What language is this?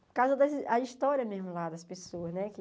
Portuguese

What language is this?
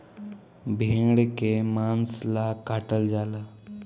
Bhojpuri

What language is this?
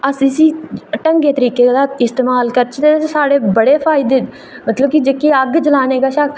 Dogri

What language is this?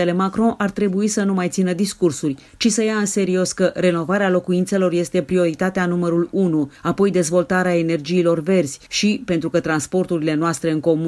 Romanian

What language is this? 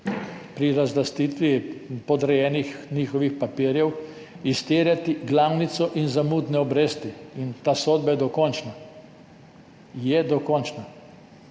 Slovenian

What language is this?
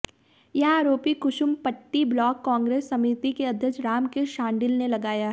Hindi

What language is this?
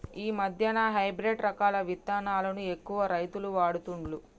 Telugu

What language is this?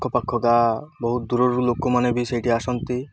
Odia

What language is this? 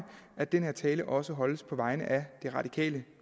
Danish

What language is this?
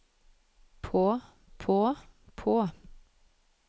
Norwegian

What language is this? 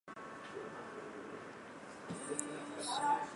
Chinese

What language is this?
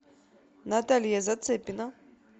Russian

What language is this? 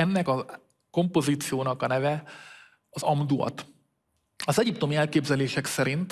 Hungarian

